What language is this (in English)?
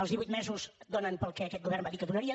Catalan